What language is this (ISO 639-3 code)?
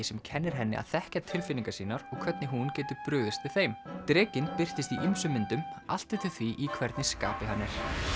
isl